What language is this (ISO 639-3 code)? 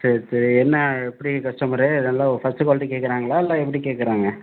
tam